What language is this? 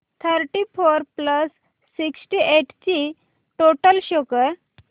Marathi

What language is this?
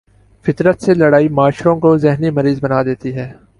Urdu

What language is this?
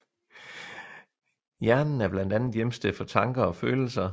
Danish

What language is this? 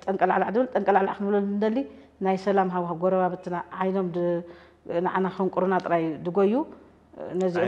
Arabic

